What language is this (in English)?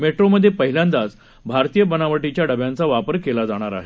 Marathi